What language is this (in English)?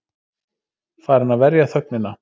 Icelandic